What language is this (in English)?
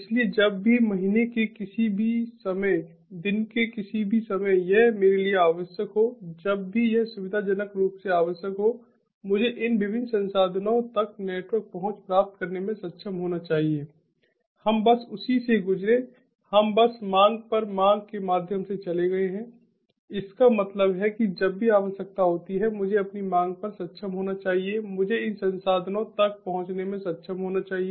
Hindi